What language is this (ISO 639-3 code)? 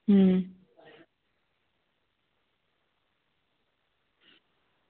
doi